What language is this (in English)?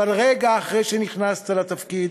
Hebrew